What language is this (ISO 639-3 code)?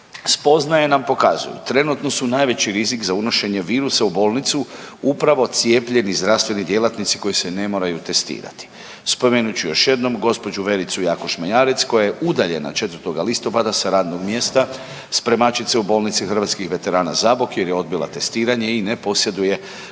hrv